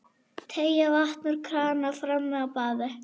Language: Icelandic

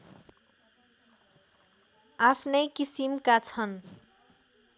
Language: Nepali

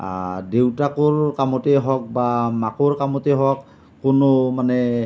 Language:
Assamese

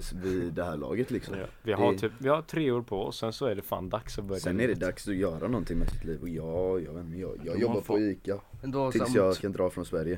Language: Swedish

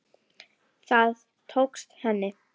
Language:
Icelandic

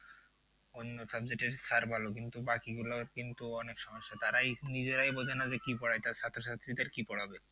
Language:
Bangla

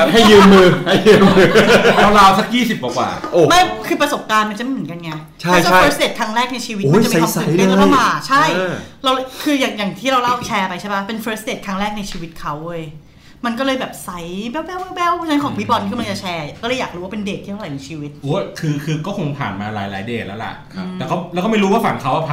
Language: Thai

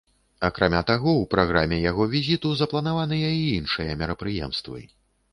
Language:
Belarusian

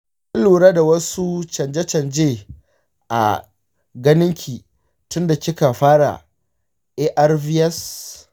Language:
Hausa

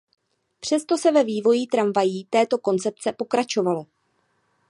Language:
Czech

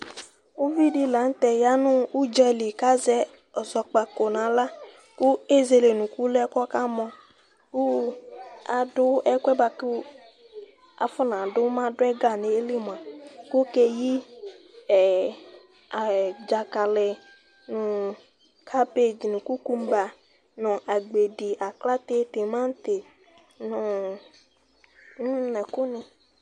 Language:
Ikposo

